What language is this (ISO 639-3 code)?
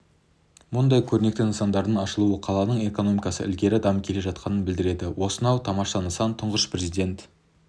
kaz